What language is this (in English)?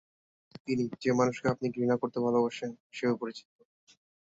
Bangla